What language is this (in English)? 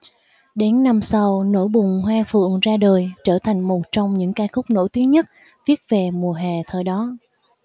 Vietnamese